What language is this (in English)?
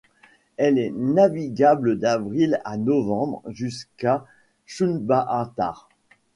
French